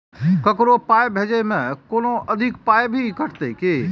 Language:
Maithili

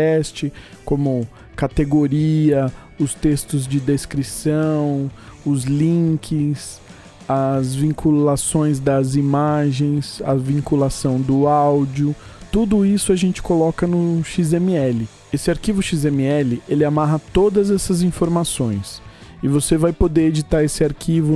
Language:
Portuguese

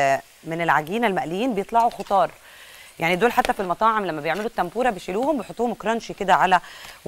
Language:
Arabic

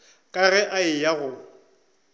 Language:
Northern Sotho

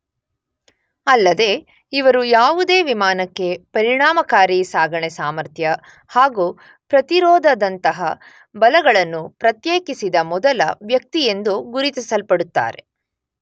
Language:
Kannada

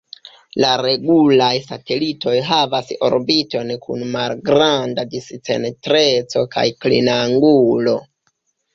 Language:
Esperanto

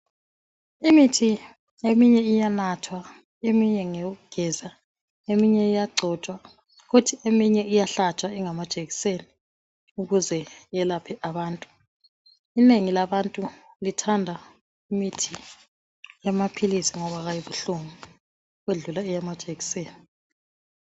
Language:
North Ndebele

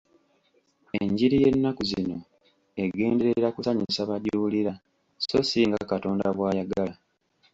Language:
Ganda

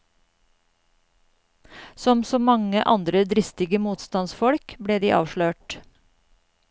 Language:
Norwegian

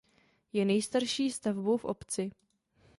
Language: Czech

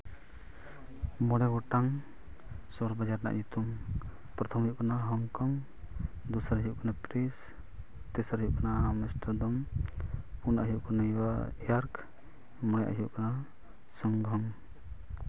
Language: Santali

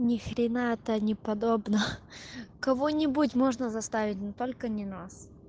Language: Russian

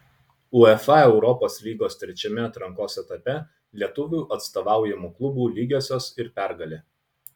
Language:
Lithuanian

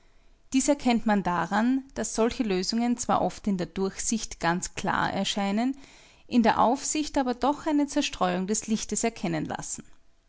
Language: German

